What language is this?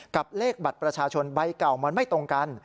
Thai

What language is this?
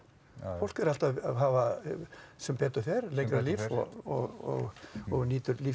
Icelandic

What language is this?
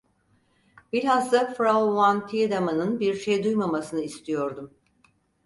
Turkish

